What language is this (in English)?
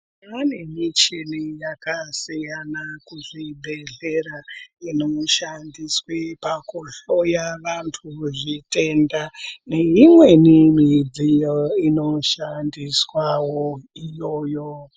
Ndau